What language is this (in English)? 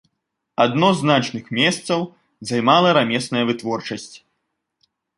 Belarusian